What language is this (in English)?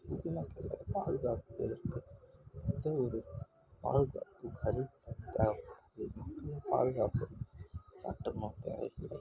Tamil